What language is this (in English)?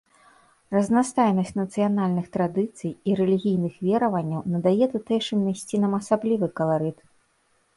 Belarusian